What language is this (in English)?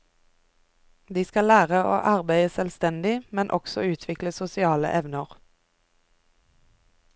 Norwegian